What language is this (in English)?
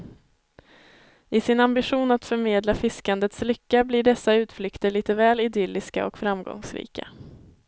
Swedish